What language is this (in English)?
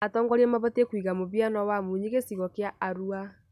Kikuyu